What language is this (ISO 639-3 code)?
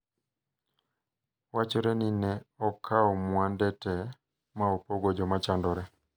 luo